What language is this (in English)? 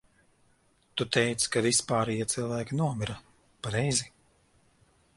Latvian